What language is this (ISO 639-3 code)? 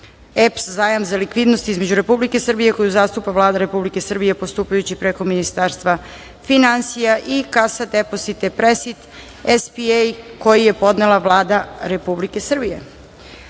srp